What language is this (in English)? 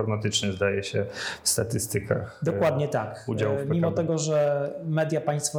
Polish